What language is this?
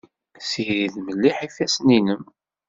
Kabyle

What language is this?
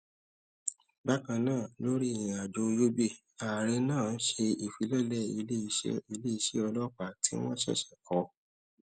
Yoruba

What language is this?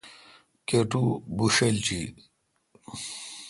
Kalkoti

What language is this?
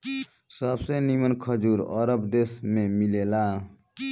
Bhojpuri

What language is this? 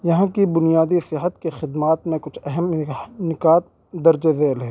Urdu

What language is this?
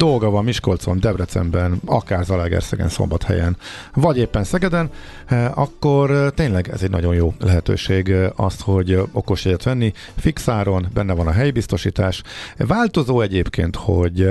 Hungarian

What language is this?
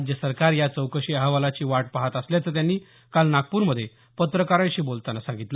Marathi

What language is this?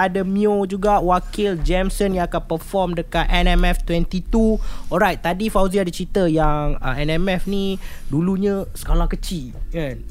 Malay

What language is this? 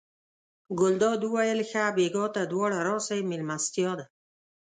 Pashto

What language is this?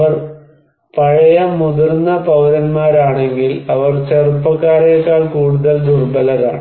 Malayalam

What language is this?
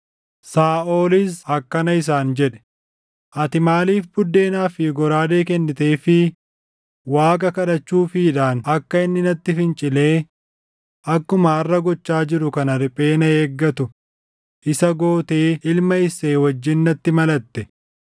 Oromo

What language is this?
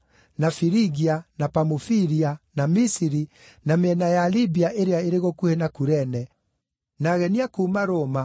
Kikuyu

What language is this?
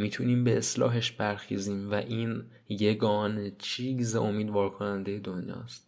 Persian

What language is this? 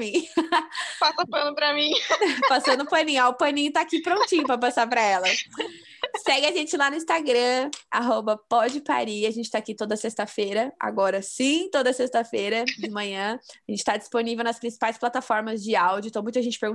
Portuguese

